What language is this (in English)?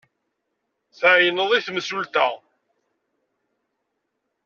Kabyle